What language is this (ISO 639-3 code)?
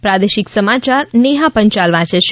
guj